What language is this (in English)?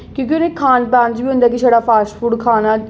Dogri